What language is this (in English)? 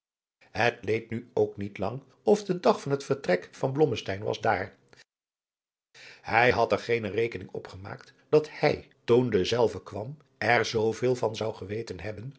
Dutch